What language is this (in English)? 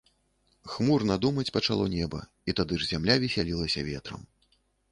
Belarusian